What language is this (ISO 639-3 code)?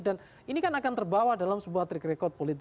ind